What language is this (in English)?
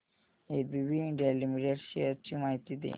Marathi